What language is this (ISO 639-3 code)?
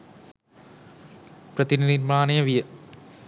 sin